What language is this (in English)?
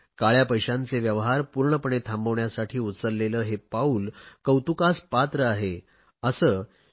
Marathi